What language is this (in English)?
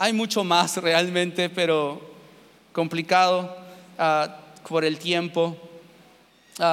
Spanish